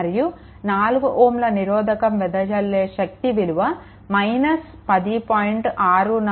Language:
Telugu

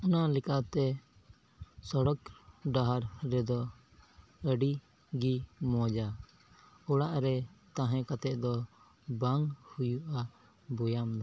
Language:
Santali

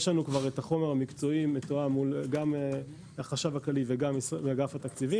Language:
Hebrew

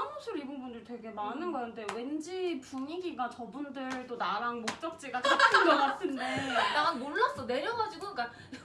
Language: Korean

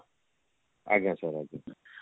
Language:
Odia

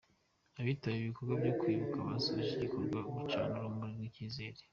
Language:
Kinyarwanda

